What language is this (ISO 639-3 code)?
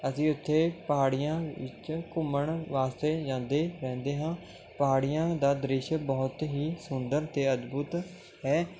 pan